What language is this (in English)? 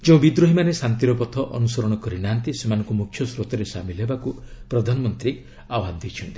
Odia